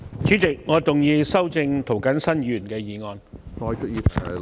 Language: Cantonese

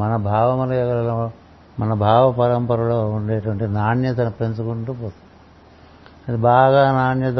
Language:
Telugu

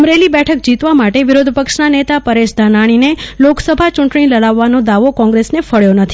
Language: Gujarati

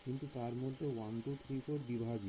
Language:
Bangla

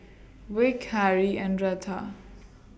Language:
English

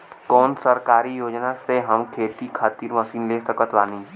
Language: Bhojpuri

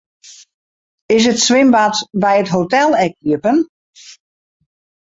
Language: Western Frisian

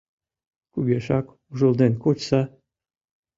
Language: Mari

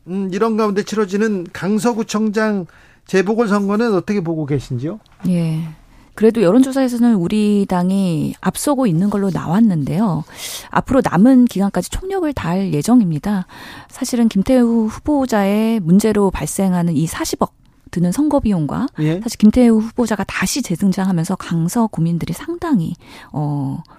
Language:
Korean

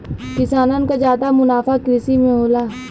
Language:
Bhojpuri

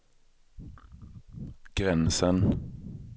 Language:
Swedish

